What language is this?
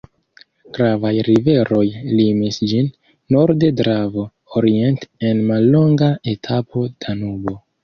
Esperanto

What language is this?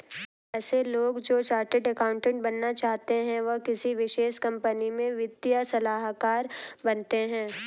Hindi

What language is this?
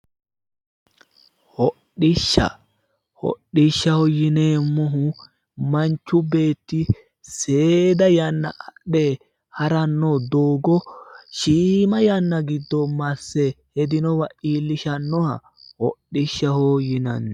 Sidamo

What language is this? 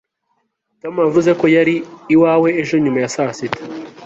Kinyarwanda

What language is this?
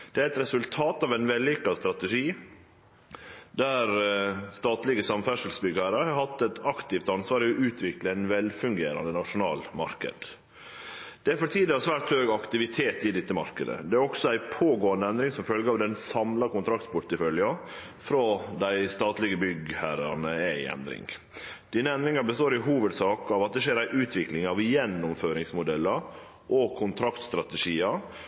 Norwegian Nynorsk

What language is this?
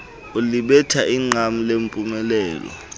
Xhosa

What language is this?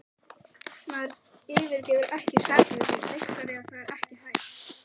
Icelandic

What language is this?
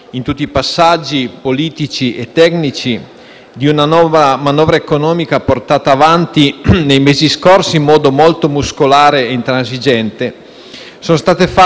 Italian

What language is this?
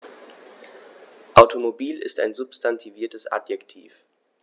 German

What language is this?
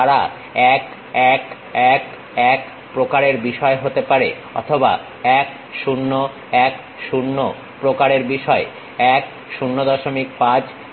Bangla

